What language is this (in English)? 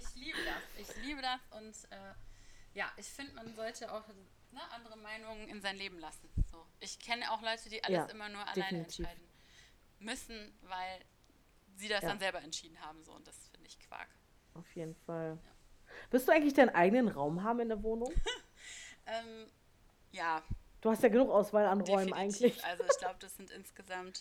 German